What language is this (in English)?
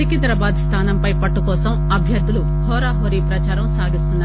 Telugu